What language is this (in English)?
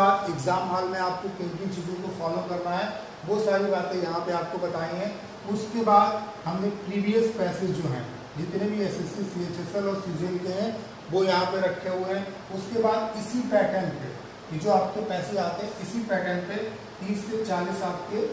Hindi